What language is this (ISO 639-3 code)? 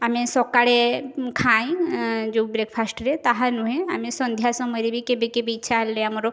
ori